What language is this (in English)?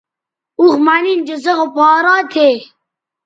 Bateri